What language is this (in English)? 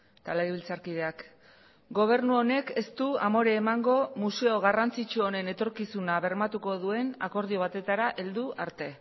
Basque